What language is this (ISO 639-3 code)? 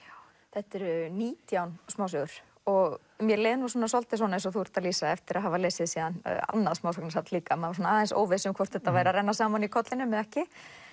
isl